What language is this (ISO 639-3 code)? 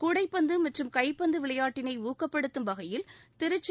tam